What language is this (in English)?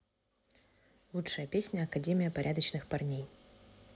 Russian